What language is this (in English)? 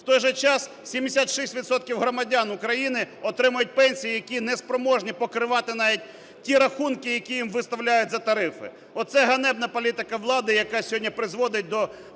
Ukrainian